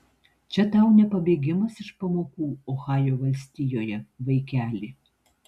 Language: Lithuanian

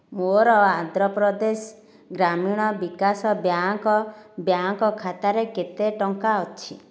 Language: Odia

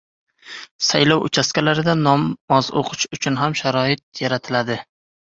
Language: Uzbek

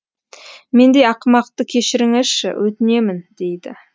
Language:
Kazakh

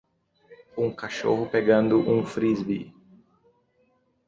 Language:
Portuguese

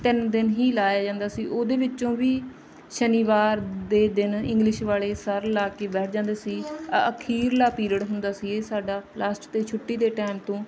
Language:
Punjabi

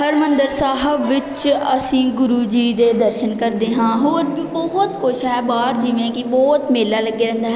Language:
Punjabi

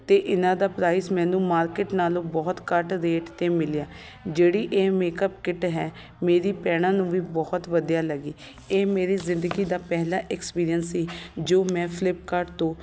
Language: Punjabi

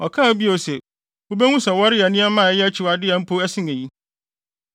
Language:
Akan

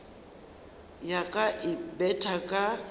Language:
Northern Sotho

